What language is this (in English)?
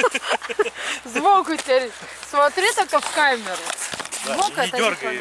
Russian